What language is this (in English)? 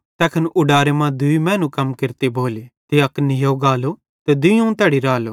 Bhadrawahi